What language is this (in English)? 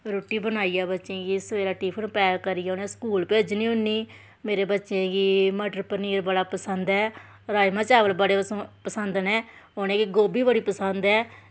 Dogri